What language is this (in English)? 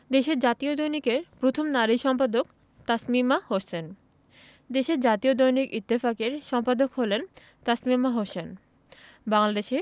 Bangla